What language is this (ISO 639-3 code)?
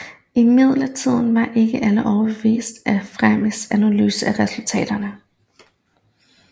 dan